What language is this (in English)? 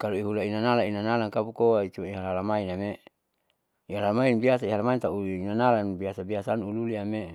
Saleman